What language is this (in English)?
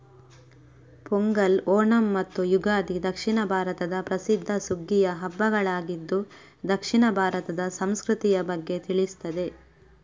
Kannada